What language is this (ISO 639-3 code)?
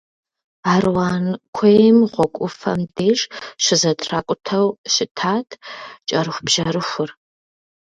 kbd